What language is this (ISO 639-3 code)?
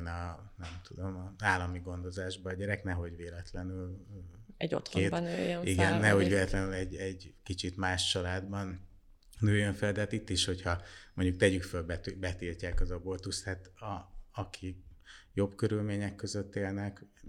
hun